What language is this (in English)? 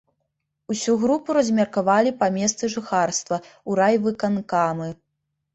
Belarusian